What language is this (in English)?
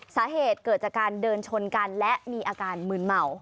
Thai